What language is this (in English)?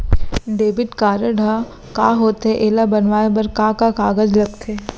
Chhattisgarhi